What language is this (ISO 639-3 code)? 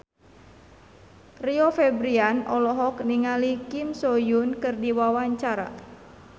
sun